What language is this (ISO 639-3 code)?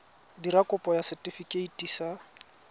tsn